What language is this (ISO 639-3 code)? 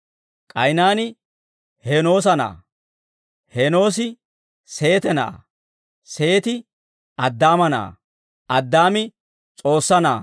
dwr